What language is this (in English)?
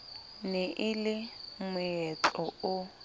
Southern Sotho